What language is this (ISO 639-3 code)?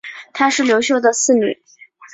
zho